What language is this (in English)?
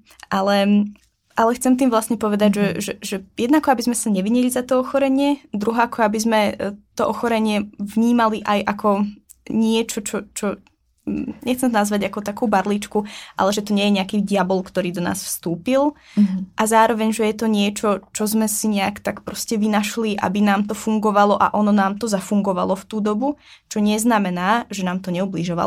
Czech